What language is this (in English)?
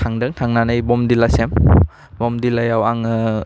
Bodo